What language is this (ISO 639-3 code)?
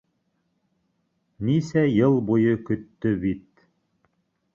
bak